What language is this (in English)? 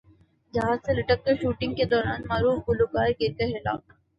Urdu